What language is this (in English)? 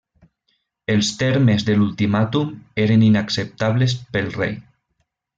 Catalan